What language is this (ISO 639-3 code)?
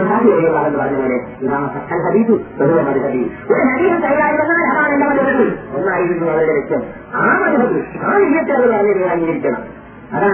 mal